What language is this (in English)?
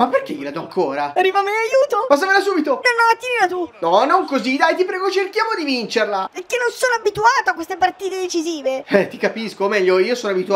Italian